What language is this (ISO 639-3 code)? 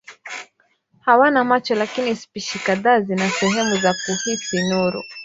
swa